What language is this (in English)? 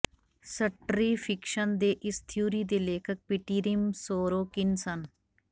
Punjabi